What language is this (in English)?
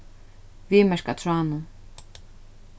Faroese